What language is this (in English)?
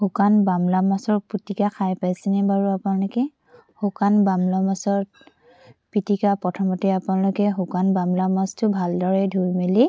Assamese